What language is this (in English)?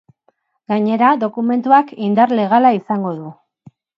Basque